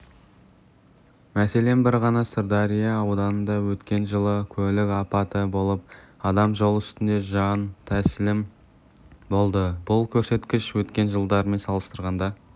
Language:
Kazakh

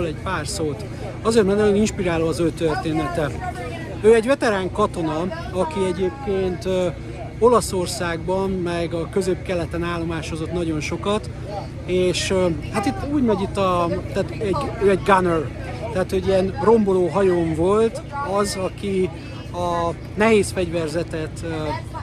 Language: Hungarian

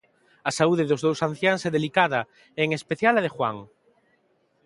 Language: Galician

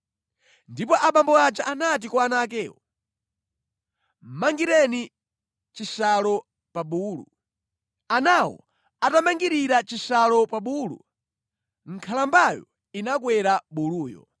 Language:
Nyanja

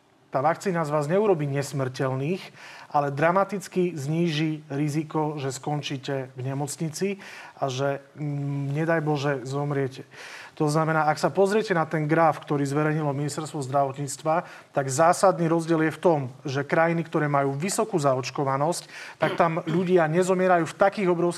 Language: Slovak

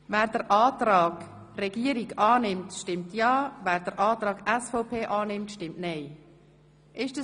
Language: Swiss German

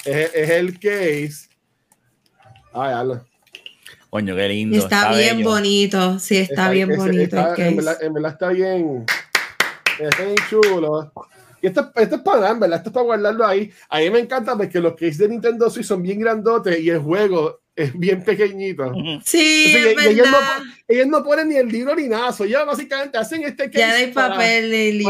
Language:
Spanish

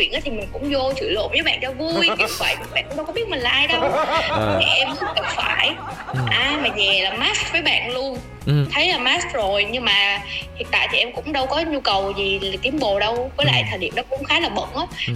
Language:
Vietnamese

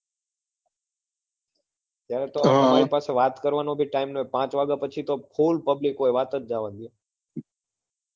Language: Gujarati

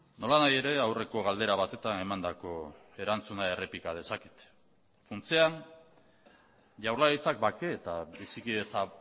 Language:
Basque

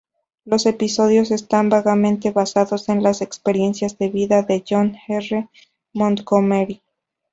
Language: Spanish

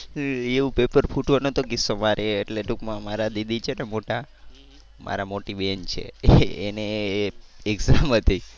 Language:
Gujarati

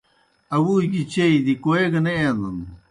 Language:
Kohistani Shina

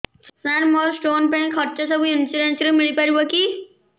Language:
Odia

